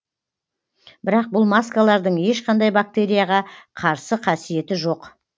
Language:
Kazakh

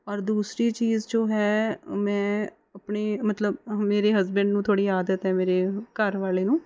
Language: Punjabi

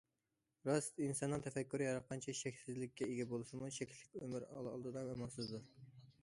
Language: Uyghur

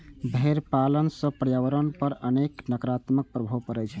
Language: Maithili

